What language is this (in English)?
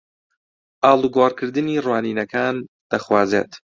Central Kurdish